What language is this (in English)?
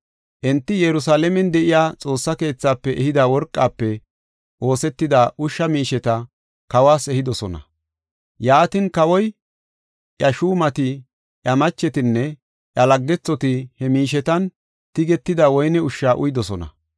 Gofa